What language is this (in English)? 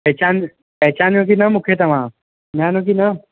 Sindhi